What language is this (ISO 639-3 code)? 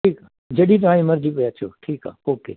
snd